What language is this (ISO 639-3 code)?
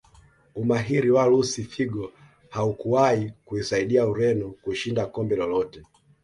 swa